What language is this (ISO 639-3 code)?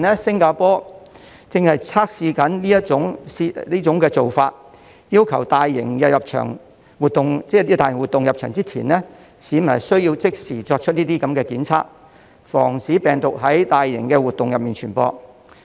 yue